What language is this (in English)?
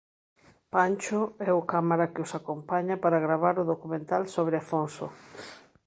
Galician